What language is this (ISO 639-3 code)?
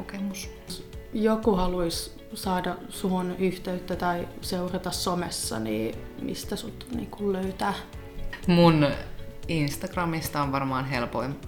fin